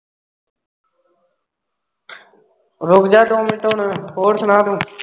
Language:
Punjabi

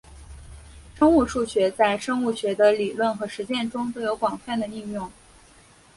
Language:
Chinese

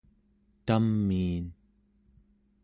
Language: Central Yupik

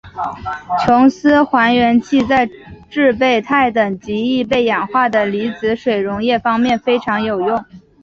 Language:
Chinese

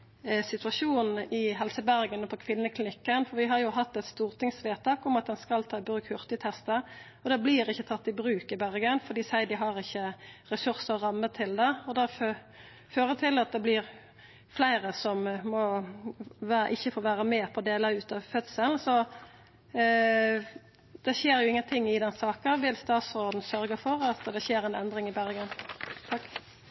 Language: Norwegian Nynorsk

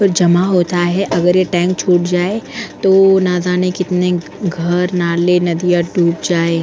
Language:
Hindi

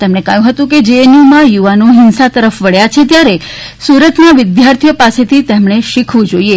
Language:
Gujarati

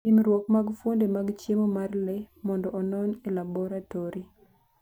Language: Luo (Kenya and Tanzania)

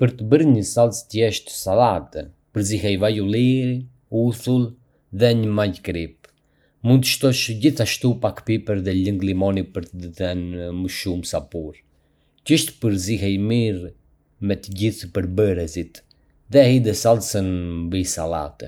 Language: Arbëreshë Albanian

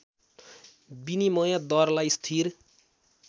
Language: Nepali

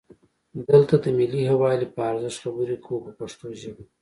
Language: Pashto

